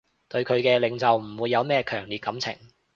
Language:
Cantonese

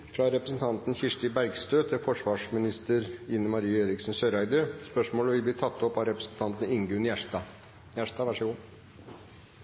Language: Norwegian Nynorsk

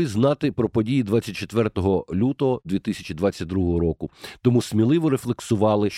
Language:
Ukrainian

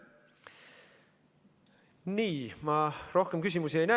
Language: Estonian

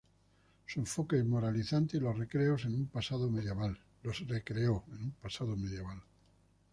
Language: Spanish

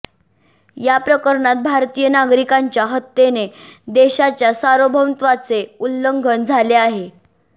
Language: Marathi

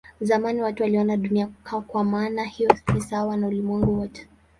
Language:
Swahili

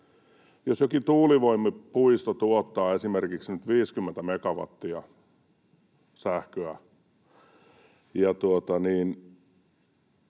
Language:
Finnish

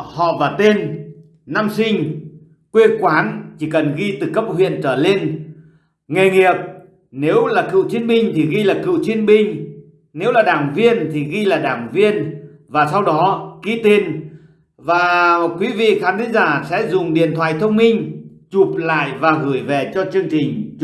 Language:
Vietnamese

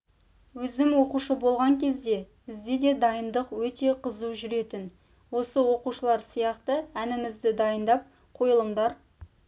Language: Kazakh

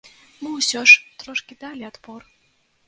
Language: Belarusian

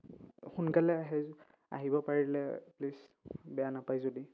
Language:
Assamese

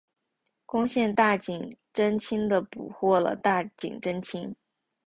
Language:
Chinese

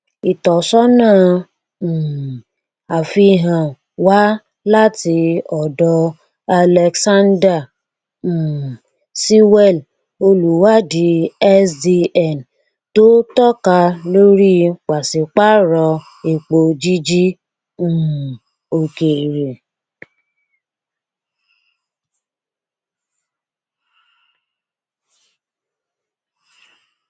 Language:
Yoruba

